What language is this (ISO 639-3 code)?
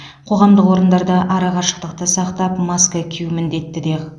kaz